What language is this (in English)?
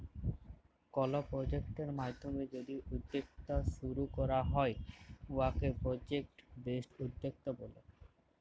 Bangla